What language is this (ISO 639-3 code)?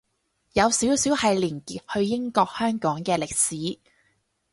yue